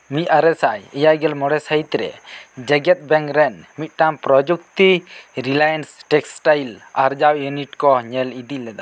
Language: Santali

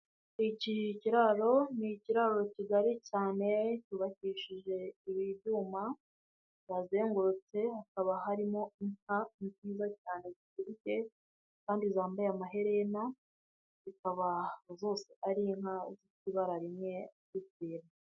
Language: Kinyarwanda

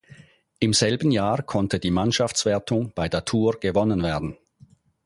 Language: German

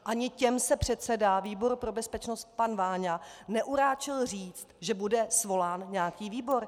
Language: Czech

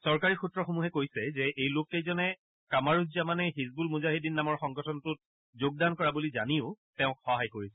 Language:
Assamese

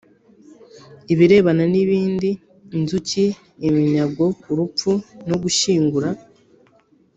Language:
Kinyarwanda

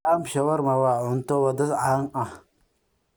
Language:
Somali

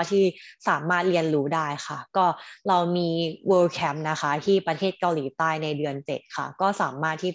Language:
Thai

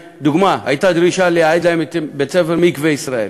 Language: Hebrew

